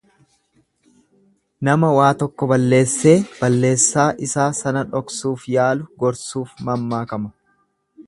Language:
Oromo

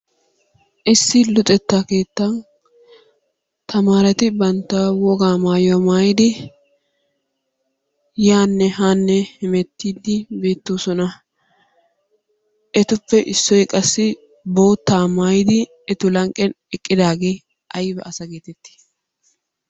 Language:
Wolaytta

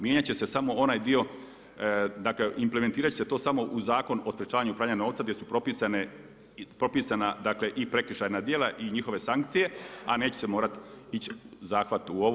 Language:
Croatian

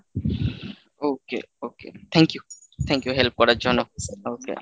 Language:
Bangla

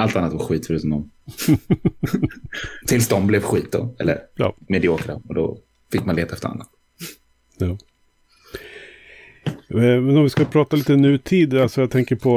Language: Swedish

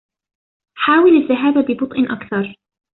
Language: Arabic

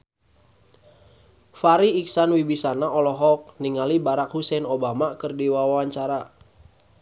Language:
Sundanese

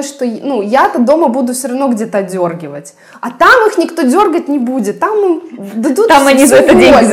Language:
Russian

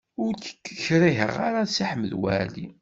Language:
Kabyle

